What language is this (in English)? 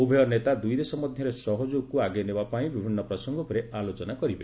Odia